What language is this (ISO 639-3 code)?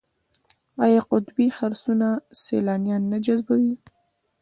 pus